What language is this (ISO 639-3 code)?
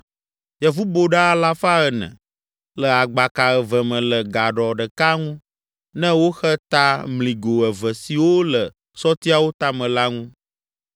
ewe